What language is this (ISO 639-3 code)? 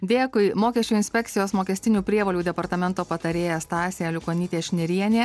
lit